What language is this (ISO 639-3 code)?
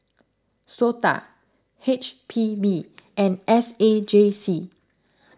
eng